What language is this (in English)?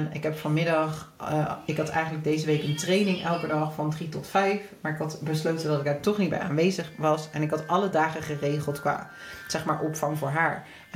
Dutch